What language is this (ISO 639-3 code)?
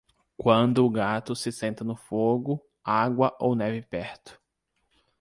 por